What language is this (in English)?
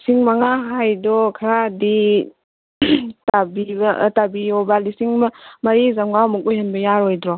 Manipuri